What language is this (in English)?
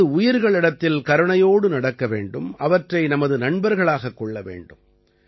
Tamil